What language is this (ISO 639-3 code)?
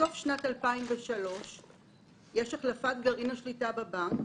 heb